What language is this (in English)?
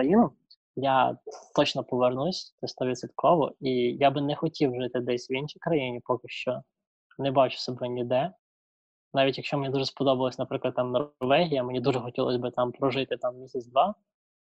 Ukrainian